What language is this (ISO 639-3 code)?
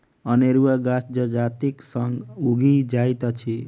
mai